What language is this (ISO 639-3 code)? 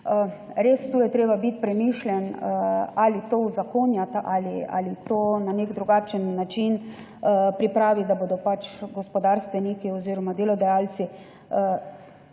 slv